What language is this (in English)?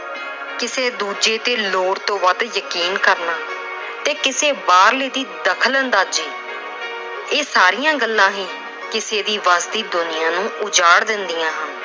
Punjabi